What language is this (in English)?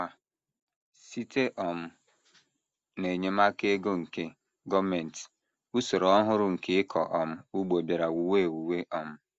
Igbo